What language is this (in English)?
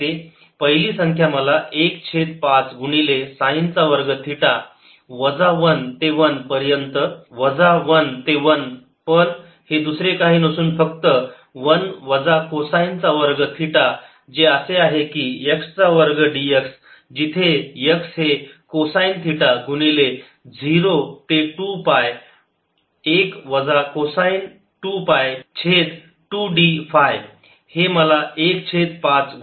Marathi